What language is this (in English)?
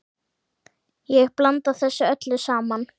Icelandic